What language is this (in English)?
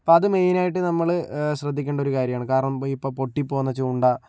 Malayalam